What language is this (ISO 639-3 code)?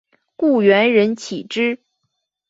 zho